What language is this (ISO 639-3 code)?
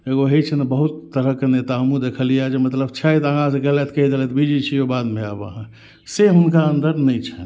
mai